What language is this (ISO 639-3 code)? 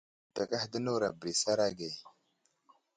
udl